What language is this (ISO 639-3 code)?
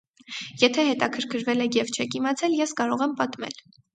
hye